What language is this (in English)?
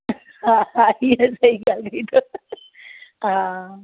Sindhi